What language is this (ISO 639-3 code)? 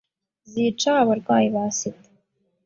kin